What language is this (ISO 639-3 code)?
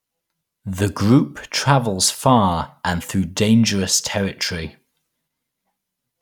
eng